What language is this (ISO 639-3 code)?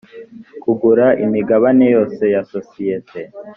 kin